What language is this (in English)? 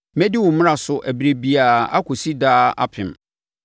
Akan